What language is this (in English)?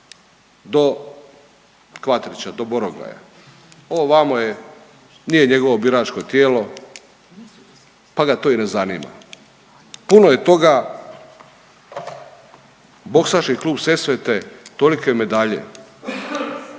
Croatian